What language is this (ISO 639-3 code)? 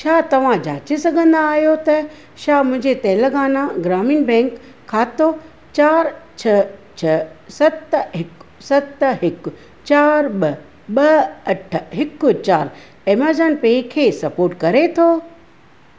snd